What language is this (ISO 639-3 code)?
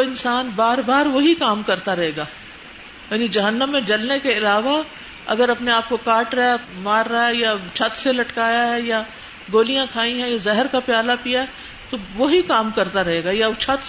urd